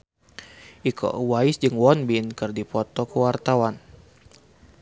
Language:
Sundanese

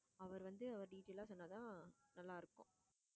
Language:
Tamil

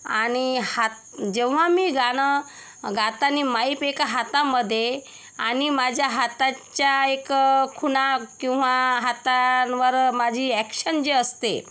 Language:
Marathi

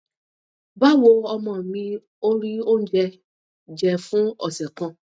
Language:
Yoruba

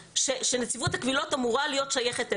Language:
Hebrew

